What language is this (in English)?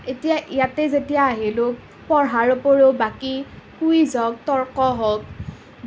Assamese